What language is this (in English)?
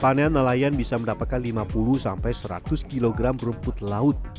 Indonesian